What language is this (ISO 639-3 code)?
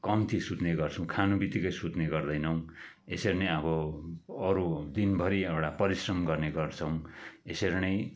nep